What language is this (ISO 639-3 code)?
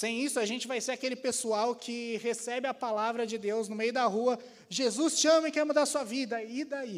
por